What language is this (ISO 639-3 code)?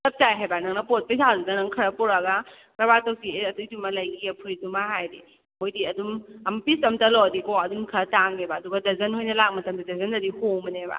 mni